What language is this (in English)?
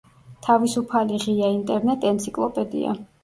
Georgian